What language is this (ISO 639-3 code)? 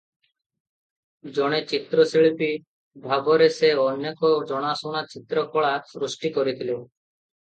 ori